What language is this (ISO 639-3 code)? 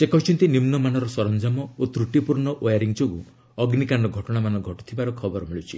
ori